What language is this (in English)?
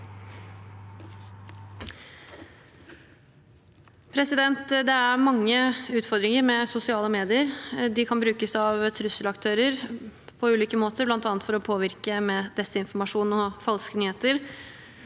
Norwegian